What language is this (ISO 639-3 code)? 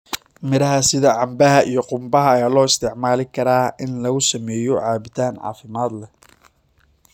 som